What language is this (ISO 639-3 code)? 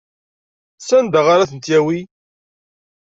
kab